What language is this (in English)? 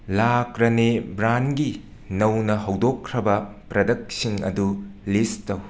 Manipuri